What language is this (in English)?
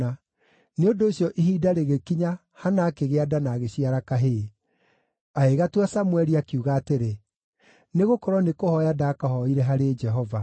Kikuyu